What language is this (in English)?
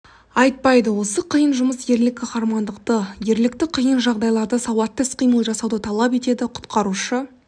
Kazakh